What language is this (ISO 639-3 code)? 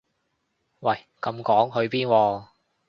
yue